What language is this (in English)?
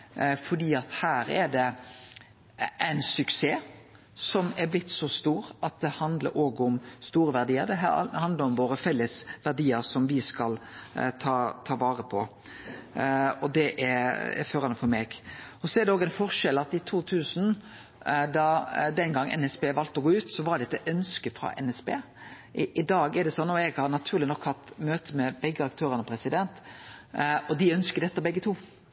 Norwegian Nynorsk